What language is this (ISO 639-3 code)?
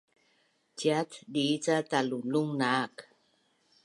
bnn